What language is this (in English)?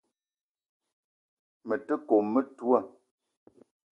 Eton (Cameroon)